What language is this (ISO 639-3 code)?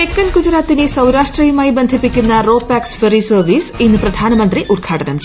mal